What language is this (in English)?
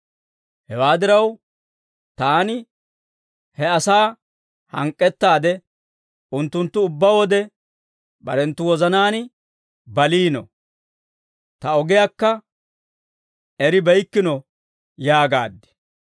Dawro